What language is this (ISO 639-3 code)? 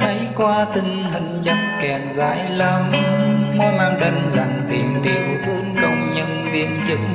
vie